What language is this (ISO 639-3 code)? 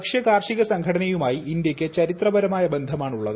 mal